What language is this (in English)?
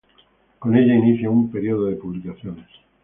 Spanish